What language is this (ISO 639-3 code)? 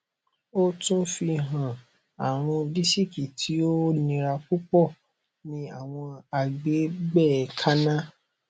yor